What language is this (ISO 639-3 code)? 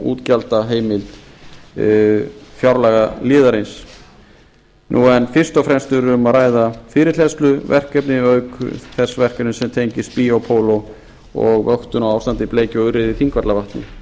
isl